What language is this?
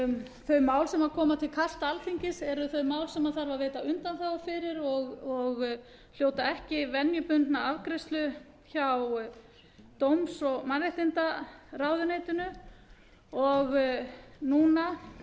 Icelandic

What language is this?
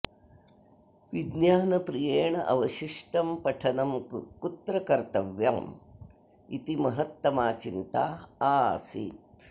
Sanskrit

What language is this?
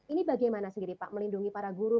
Indonesian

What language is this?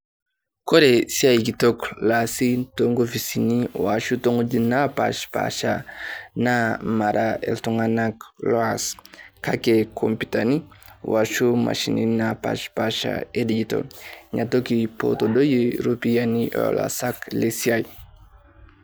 Masai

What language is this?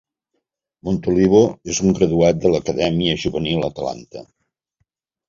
Catalan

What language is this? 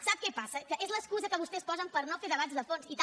Catalan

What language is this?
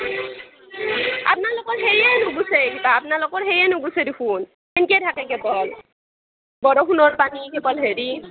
Assamese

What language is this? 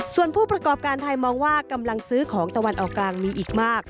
Thai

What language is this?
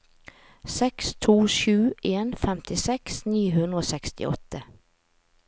Norwegian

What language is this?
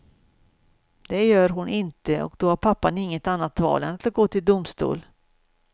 Swedish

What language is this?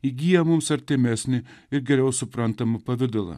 Lithuanian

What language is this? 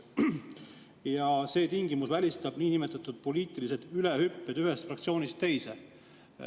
Estonian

